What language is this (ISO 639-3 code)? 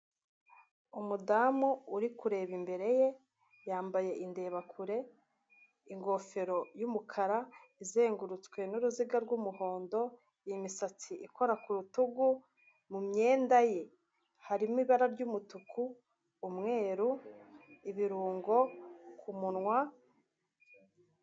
kin